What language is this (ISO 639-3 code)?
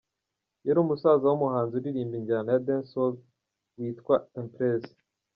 kin